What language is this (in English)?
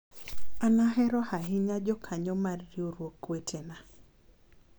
Luo (Kenya and Tanzania)